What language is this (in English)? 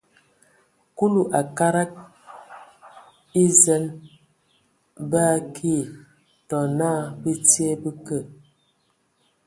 Ewondo